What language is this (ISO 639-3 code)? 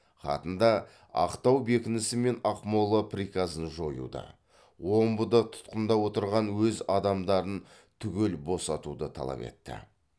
kaz